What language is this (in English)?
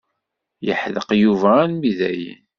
Kabyle